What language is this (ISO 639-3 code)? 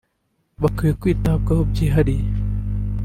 kin